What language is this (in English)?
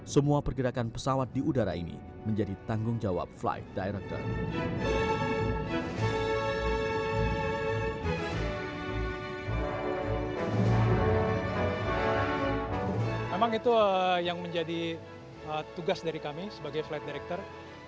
Indonesian